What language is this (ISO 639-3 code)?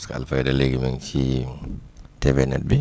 wol